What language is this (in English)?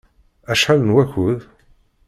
Kabyle